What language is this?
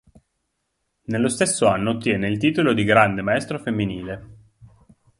Italian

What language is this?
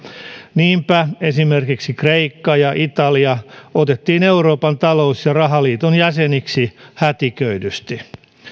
Finnish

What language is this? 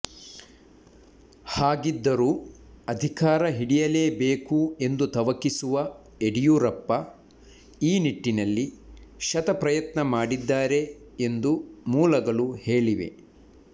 Kannada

